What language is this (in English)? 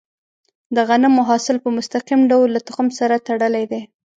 Pashto